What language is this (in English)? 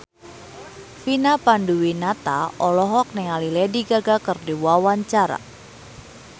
Sundanese